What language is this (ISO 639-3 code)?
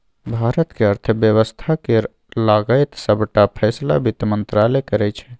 mai